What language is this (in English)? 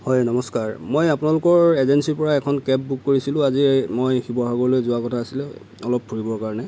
Assamese